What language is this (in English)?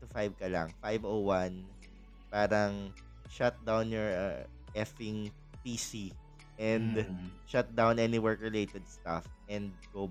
Filipino